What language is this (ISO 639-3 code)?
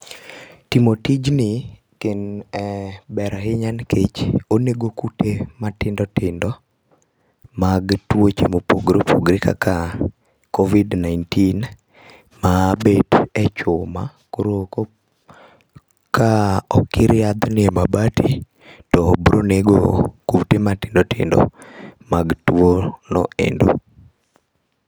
luo